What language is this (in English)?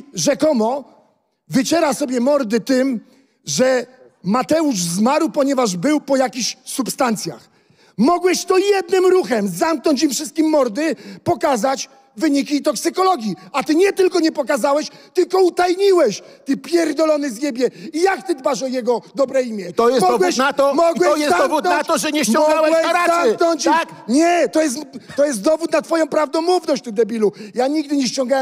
Polish